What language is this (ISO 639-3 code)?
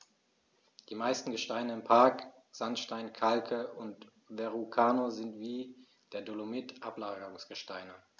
deu